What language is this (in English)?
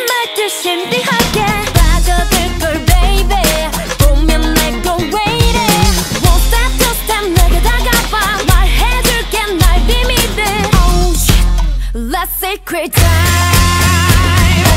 Thai